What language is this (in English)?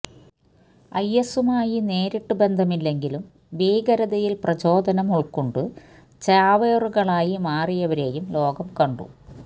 Malayalam